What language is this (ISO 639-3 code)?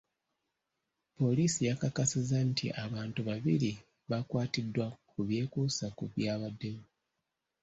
lug